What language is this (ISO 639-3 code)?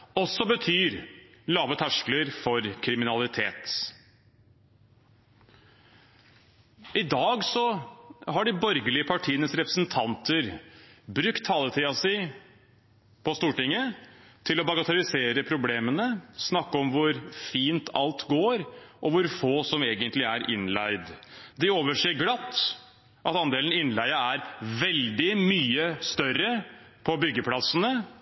nob